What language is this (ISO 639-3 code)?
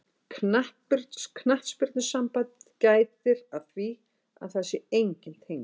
isl